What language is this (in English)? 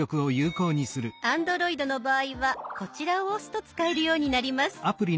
Japanese